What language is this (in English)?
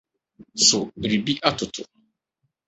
Akan